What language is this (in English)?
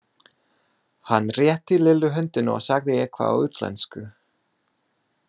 Icelandic